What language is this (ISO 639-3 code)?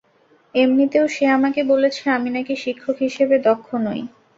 ben